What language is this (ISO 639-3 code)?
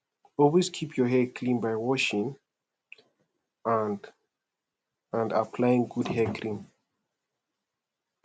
pcm